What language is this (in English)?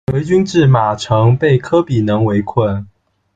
Chinese